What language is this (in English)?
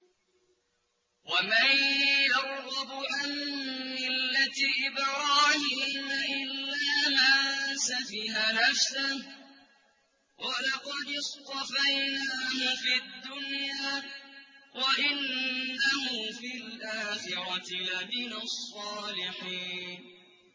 Arabic